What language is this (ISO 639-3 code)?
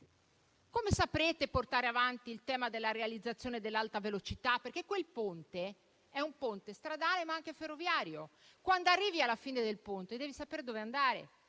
ita